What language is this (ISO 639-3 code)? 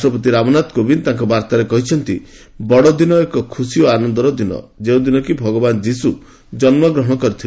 ori